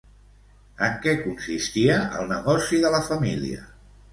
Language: Catalan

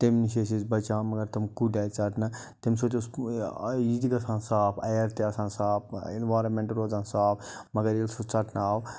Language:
Kashmiri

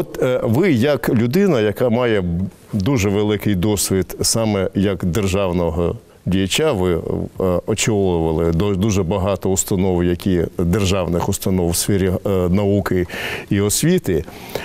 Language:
Ukrainian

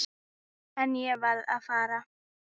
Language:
Icelandic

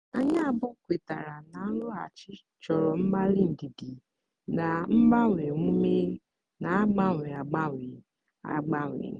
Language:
Igbo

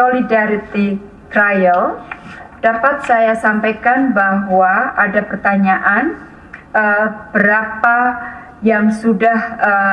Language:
Indonesian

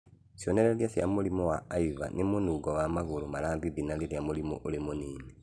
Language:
Kikuyu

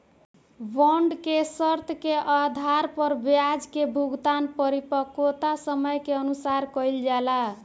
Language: Bhojpuri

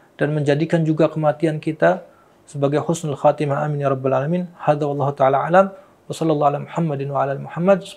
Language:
Indonesian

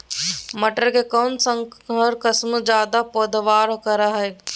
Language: Magahi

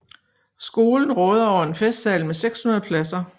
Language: Danish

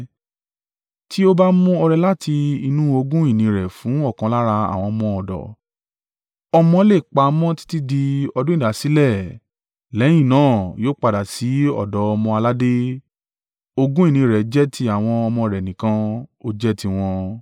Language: Yoruba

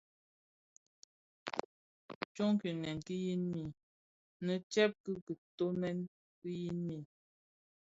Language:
Bafia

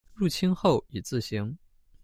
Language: Chinese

